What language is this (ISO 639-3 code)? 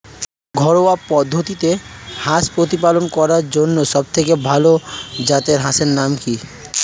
ben